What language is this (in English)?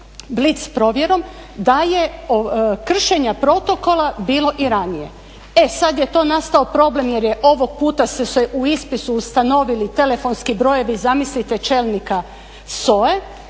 Croatian